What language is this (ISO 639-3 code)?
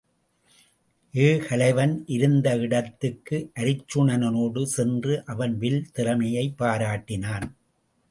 tam